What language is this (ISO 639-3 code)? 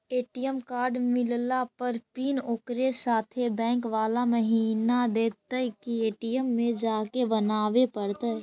mag